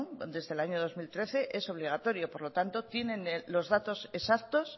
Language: Spanish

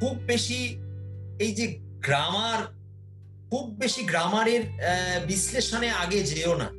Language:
Bangla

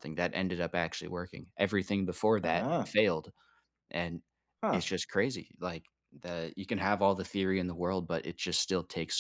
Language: English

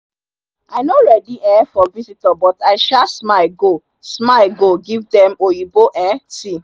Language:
Nigerian Pidgin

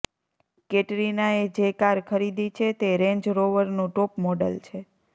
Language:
Gujarati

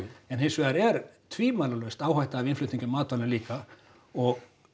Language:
Icelandic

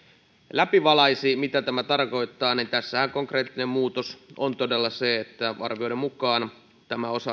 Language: Finnish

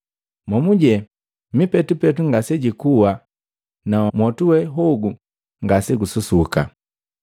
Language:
Matengo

